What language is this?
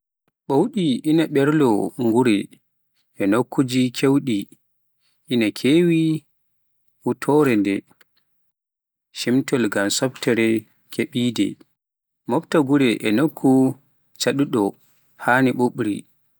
Pular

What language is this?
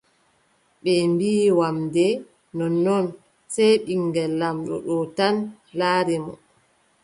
Adamawa Fulfulde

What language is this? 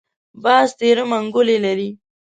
Pashto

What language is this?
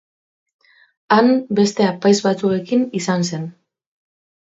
Basque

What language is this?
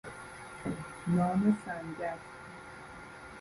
Persian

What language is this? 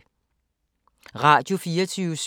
Danish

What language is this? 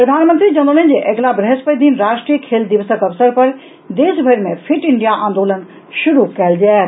Maithili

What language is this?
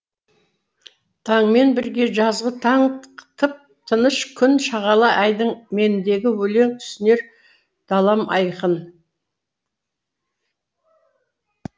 Kazakh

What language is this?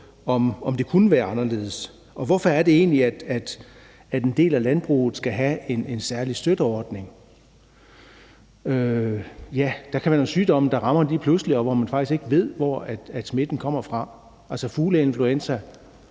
Danish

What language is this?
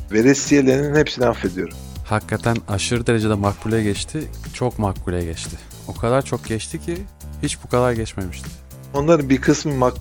Turkish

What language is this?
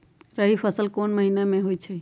Magahi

